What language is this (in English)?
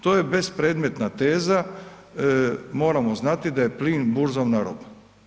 Croatian